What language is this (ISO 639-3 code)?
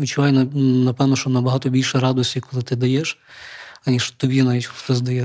ukr